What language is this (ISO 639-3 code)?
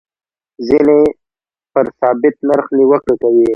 pus